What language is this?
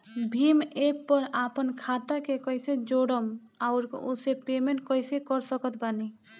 Bhojpuri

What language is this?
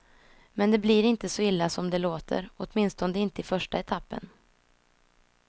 Swedish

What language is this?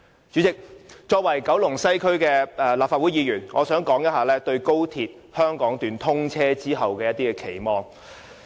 Cantonese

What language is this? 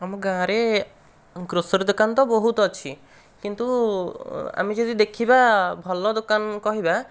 Odia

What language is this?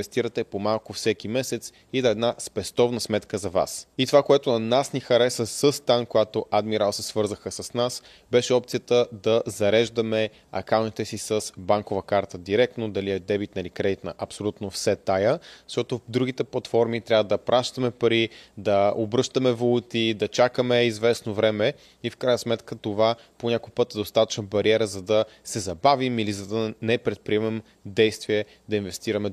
Bulgarian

